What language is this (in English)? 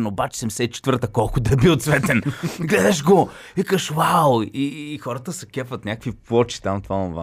Bulgarian